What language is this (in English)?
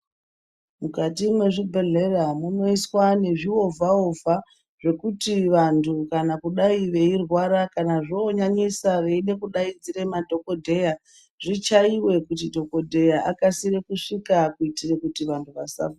Ndau